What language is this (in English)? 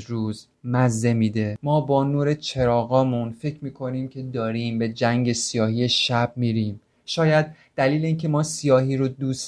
Persian